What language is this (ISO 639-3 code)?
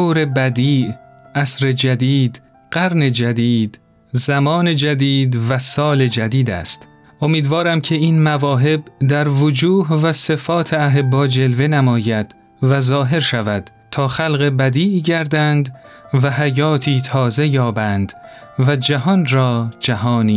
fas